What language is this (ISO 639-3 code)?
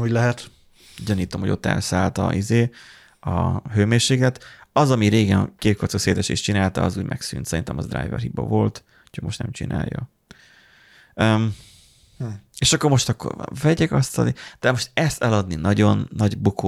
hun